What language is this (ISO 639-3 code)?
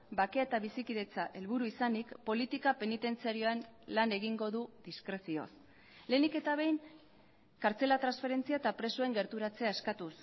eus